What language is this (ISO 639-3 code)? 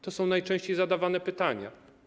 pol